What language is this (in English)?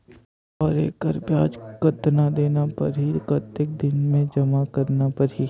Chhattisgarhi